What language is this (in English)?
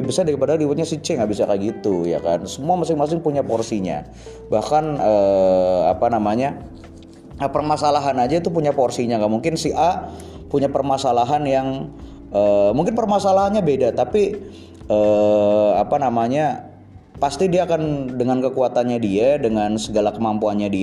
Indonesian